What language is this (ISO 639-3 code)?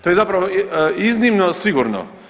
hrv